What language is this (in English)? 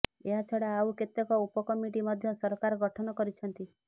Odia